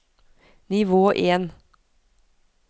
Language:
Norwegian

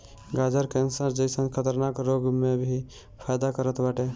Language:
Bhojpuri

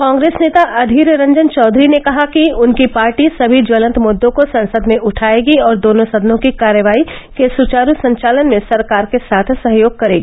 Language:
Hindi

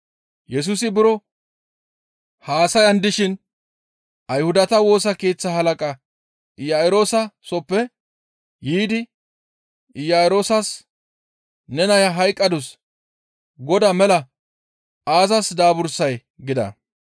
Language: Gamo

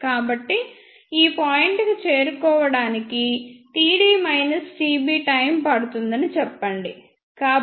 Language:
Telugu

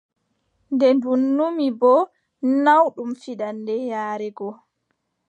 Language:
Adamawa Fulfulde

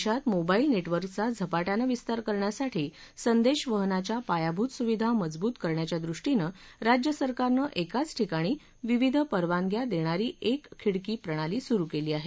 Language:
Marathi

